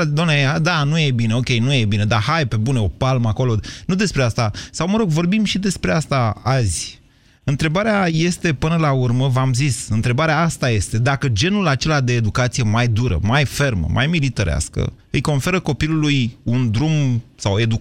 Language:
Romanian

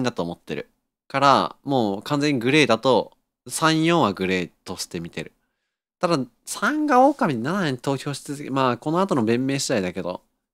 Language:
Japanese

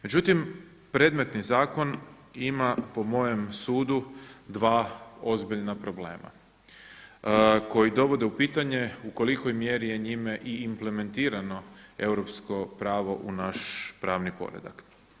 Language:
Croatian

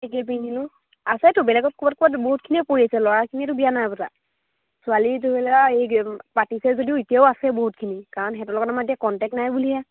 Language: Assamese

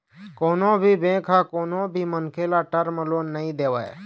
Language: Chhattisgarhi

